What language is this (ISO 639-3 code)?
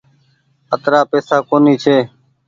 gig